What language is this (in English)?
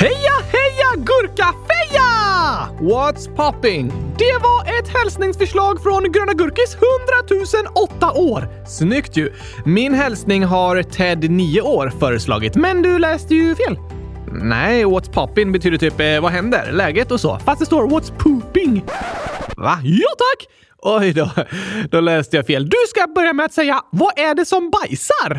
Swedish